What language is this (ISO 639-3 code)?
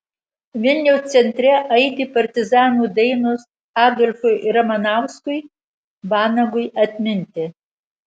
lit